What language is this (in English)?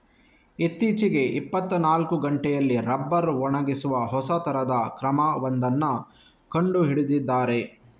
Kannada